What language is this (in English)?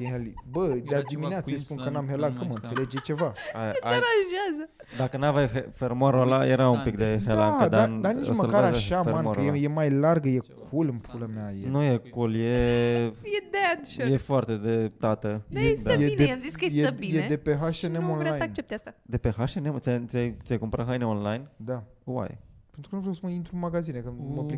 Romanian